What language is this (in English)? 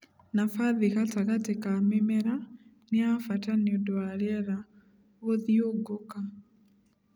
Kikuyu